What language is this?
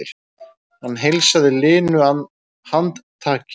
Icelandic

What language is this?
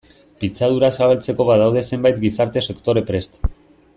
Basque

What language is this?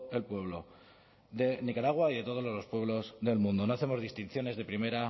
Spanish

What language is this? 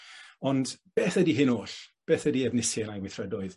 Welsh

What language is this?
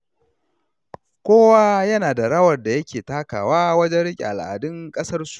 Hausa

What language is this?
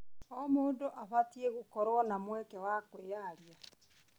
Kikuyu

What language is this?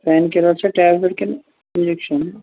Kashmiri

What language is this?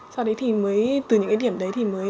Vietnamese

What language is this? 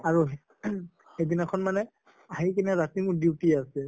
Assamese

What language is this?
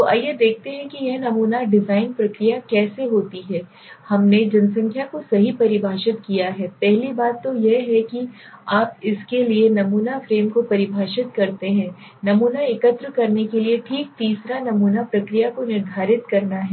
Hindi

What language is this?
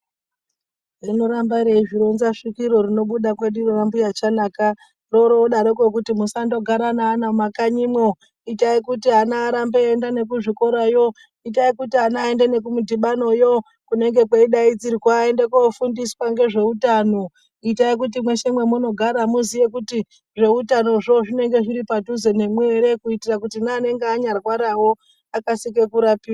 Ndau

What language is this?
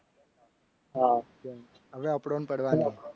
Gujarati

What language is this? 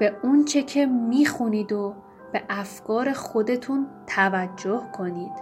Persian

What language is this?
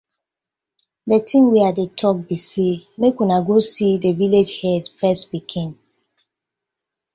Nigerian Pidgin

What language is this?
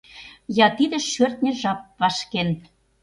Mari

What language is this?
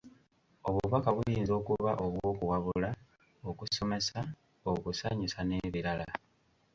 Ganda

